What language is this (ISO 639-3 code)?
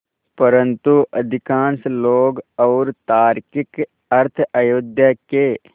hin